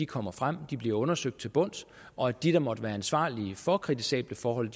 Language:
Danish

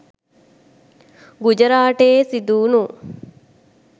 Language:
Sinhala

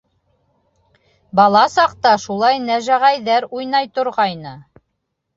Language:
Bashkir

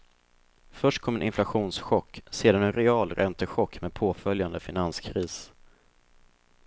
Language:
Swedish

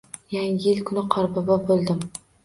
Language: Uzbek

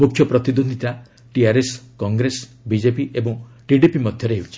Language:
Odia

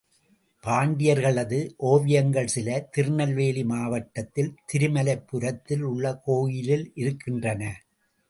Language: Tamil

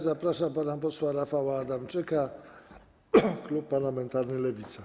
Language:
Polish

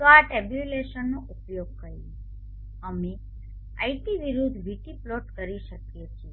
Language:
Gujarati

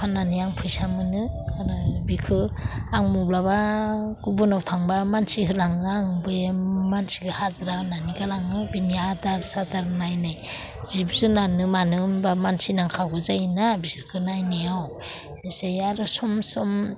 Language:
Bodo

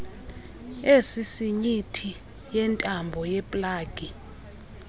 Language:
Xhosa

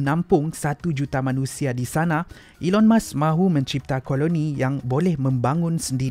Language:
Malay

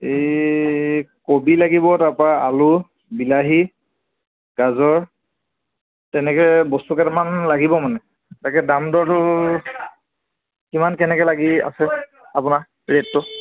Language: Assamese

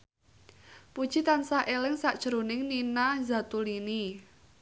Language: Javanese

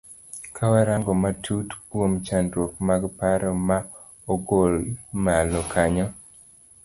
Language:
Luo (Kenya and Tanzania)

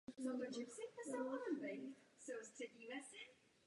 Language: Czech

